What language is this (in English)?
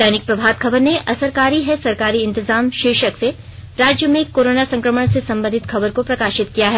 Hindi